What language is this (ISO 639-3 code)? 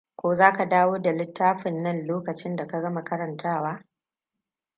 hau